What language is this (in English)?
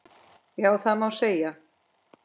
Icelandic